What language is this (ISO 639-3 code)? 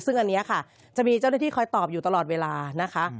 tha